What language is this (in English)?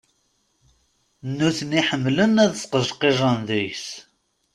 Kabyle